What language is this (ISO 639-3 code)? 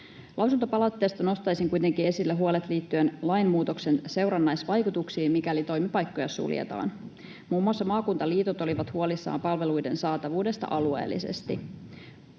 fin